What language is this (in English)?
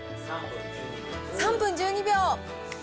Japanese